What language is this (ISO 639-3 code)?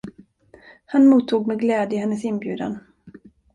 swe